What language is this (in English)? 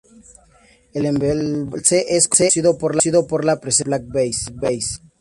Spanish